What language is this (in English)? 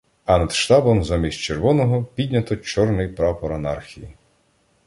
Ukrainian